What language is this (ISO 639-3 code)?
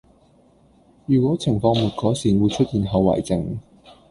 yue